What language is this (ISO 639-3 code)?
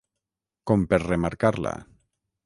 cat